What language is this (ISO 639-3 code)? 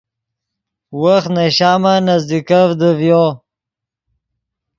ydg